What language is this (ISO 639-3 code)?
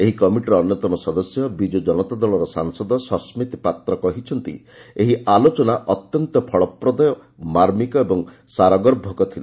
ori